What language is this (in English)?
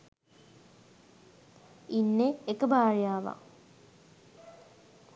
Sinhala